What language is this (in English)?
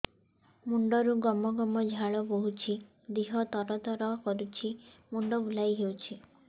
Odia